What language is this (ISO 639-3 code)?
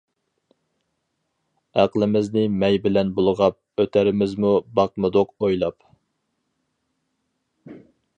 uig